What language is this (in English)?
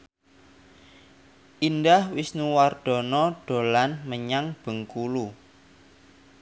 Javanese